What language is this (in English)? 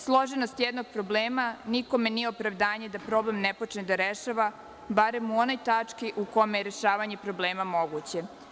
Serbian